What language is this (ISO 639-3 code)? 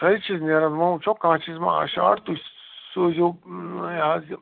kas